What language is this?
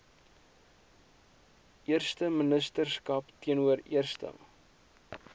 Afrikaans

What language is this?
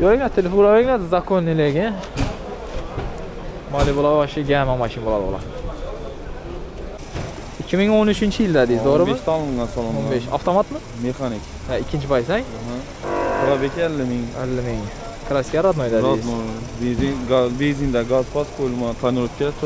Turkish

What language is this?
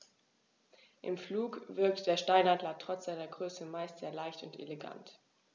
German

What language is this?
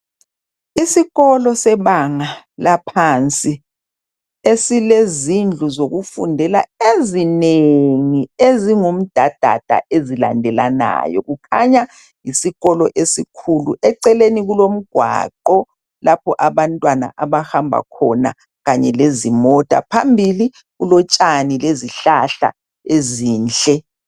North Ndebele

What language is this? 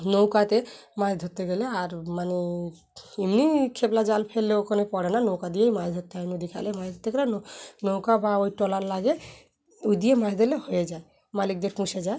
Bangla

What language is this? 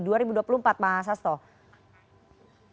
Indonesian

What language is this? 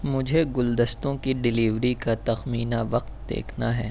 Urdu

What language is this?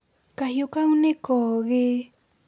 Kikuyu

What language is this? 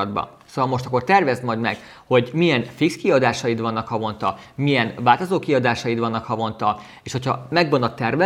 Hungarian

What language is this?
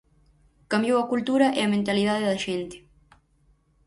Galician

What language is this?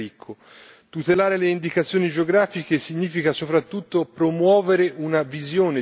Italian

